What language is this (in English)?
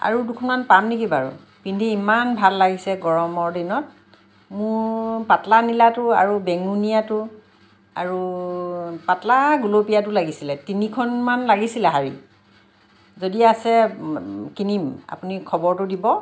Assamese